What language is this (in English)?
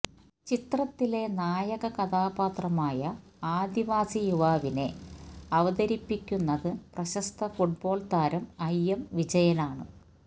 Malayalam